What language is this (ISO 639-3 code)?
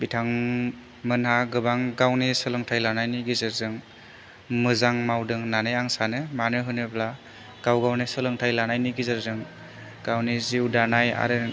brx